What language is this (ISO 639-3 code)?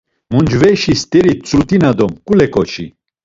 lzz